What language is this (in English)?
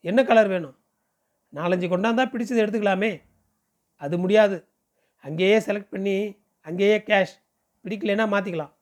Tamil